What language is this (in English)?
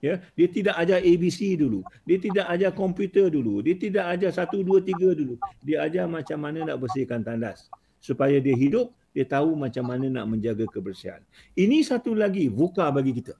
Malay